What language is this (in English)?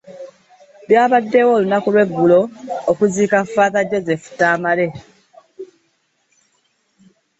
Ganda